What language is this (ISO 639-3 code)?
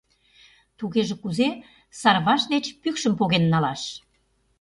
chm